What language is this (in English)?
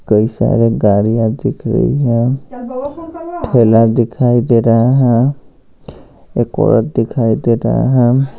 Hindi